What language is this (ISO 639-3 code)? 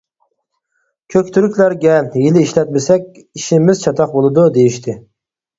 uig